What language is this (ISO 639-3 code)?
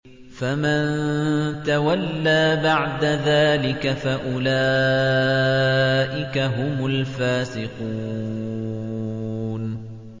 ara